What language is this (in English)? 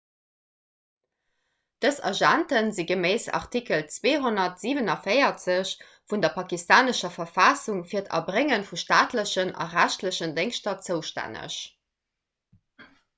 Luxembourgish